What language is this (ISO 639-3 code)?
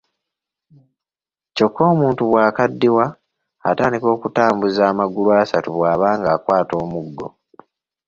lug